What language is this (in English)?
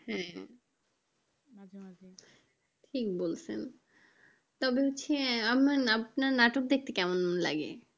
Bangla